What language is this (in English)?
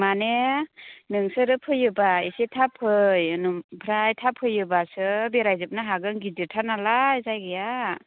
Bodo